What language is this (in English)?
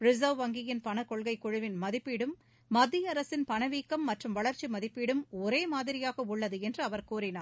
Tamil